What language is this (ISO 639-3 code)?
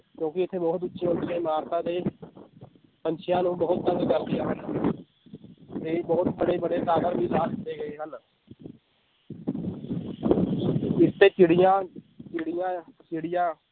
pan